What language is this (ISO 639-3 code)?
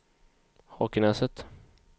swe